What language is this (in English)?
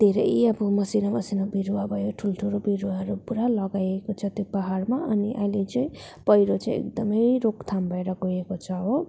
Nepali